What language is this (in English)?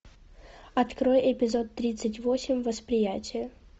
Russian